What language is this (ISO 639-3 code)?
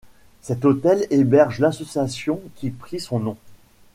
fra